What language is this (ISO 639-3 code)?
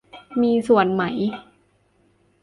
tha